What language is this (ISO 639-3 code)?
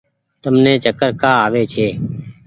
gig